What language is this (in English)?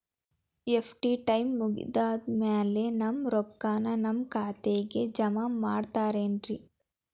Kannada